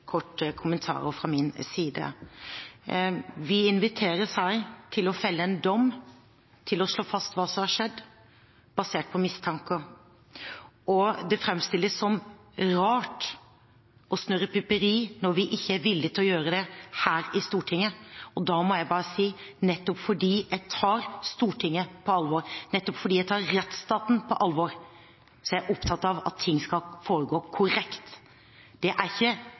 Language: Norwegian Bokmål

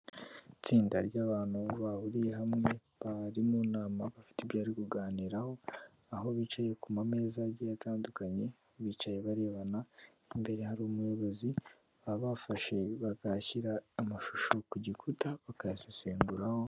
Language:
Kinyarwanda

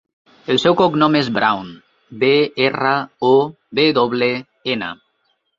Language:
Catalan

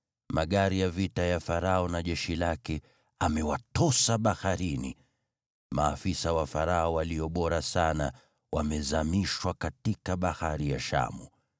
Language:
Swahili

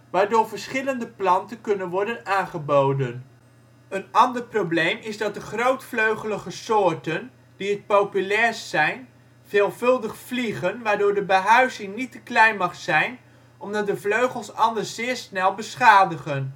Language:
Dutch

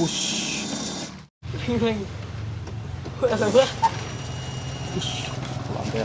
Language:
Indonesian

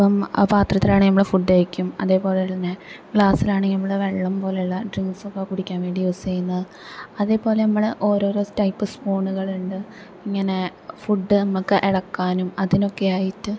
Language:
Malayalam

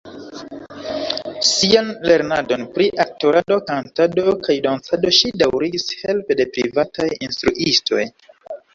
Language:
Esperanto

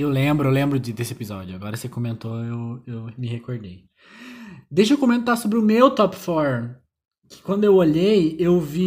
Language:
Portuguese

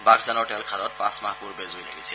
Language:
Assamese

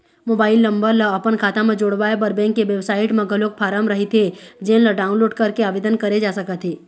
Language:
Chhattisgarhi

